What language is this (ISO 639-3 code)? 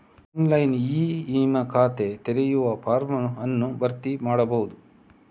kan